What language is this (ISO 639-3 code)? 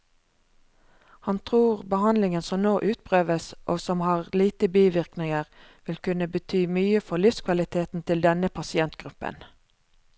nor